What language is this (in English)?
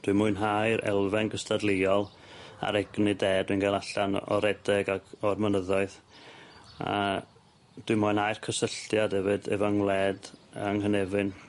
Welsh